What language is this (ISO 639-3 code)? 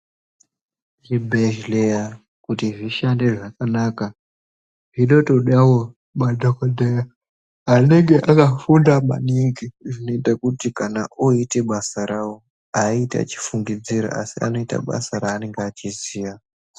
ndc